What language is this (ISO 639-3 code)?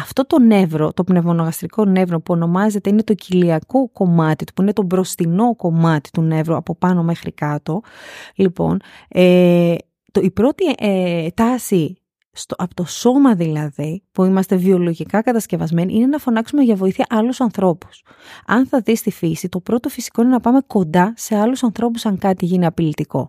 ell